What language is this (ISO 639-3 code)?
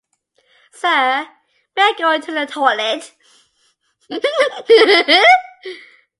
eng